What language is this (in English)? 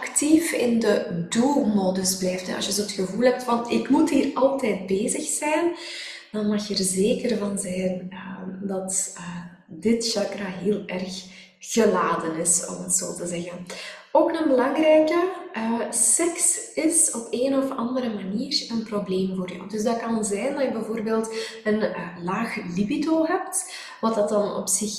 Dutch